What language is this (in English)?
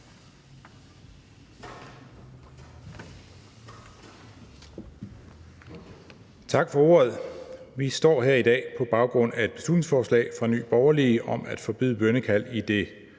Danish